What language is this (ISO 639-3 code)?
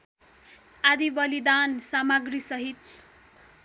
nep